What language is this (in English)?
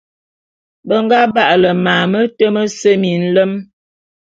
Bulu